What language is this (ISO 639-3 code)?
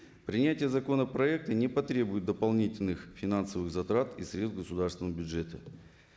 kaz